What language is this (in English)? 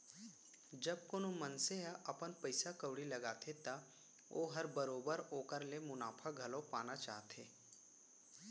Chhattisgarhi